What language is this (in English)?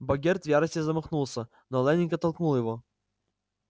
Russian